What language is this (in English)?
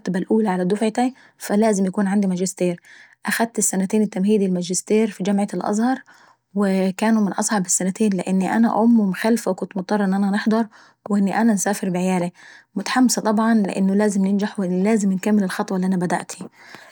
Saidi Arabic